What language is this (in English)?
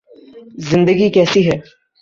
Urdu